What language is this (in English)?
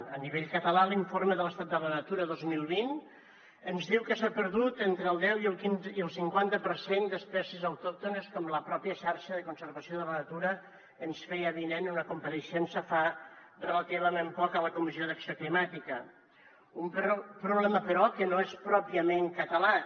Catalan